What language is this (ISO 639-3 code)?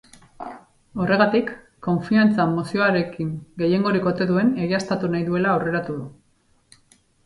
eus